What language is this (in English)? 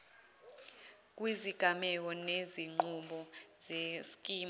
Zulu